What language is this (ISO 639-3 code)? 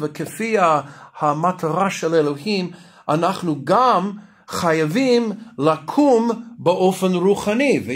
heb